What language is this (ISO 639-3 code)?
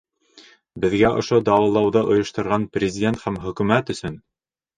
bak